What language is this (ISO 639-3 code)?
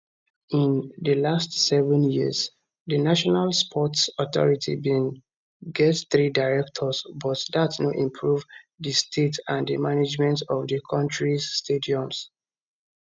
pcm